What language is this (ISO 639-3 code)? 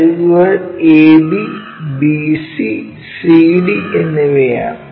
mal